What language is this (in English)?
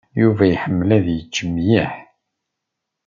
Kabyle